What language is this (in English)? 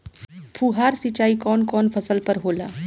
Bhojpuri